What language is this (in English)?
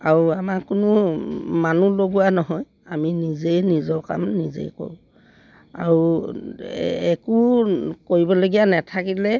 Assamese